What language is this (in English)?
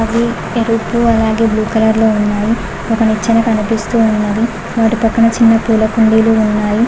Telugu